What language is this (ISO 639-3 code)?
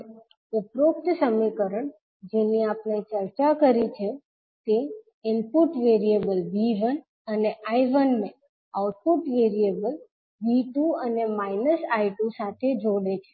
guj